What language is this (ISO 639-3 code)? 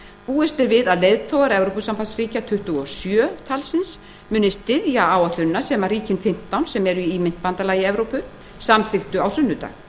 isl